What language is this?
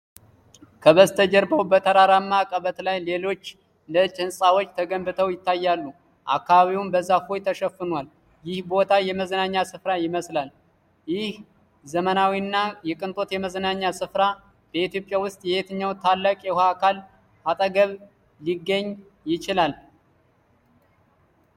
Amharic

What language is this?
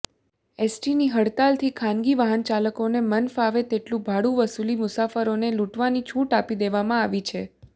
Gujarati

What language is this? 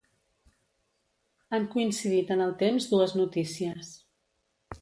Catalan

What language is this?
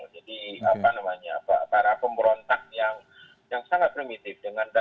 Indonesian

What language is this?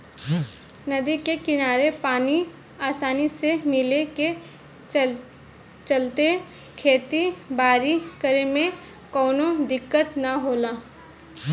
Bhojpuri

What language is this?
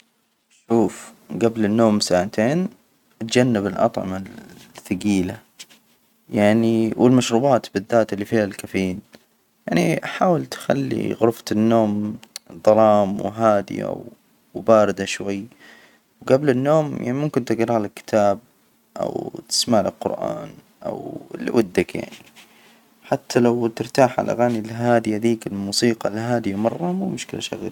Hijazi Arabic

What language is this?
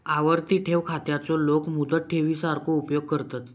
Marathi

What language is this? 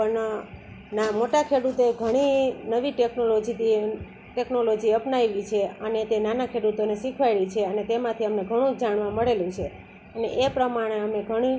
Gujarati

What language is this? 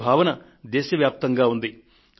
Telugu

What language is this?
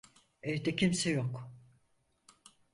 Turkish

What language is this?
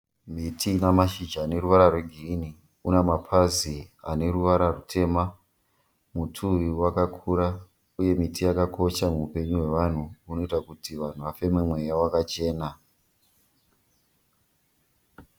Shona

